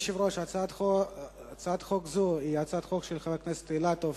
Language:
Hebrew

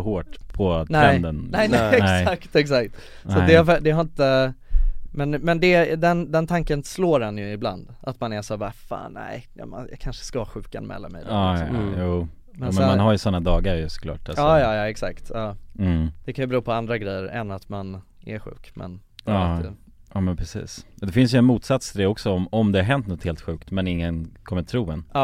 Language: Swedish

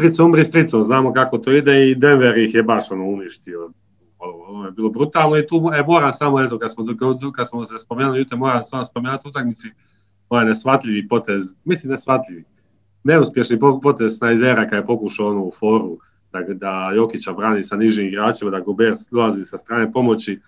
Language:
Croatian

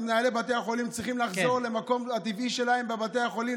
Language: Hebrew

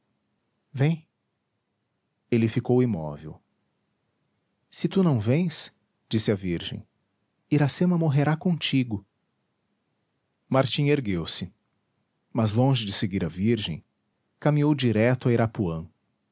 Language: Portuguese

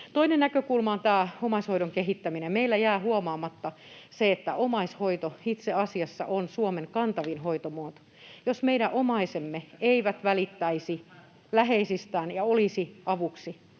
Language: Finnish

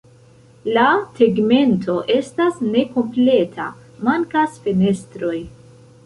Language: Esperanto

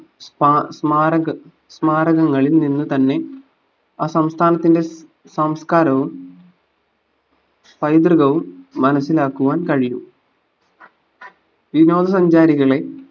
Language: Malayalam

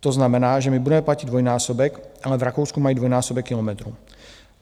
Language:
Czech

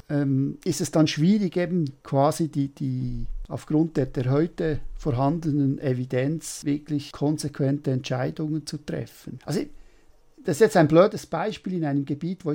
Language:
German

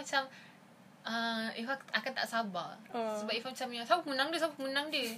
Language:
Malay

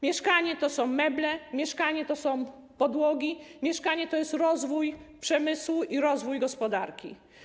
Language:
Polish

